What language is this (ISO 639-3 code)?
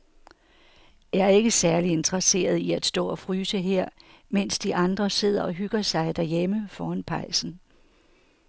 dan